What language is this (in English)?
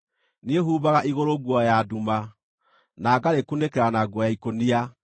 Kikuyu